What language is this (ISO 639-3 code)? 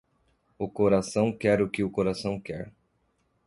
por